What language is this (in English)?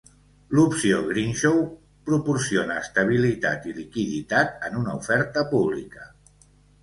Catalan